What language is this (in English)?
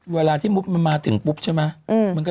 Thai